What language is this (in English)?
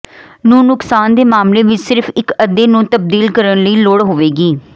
Punjabi